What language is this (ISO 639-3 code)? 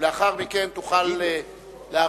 heb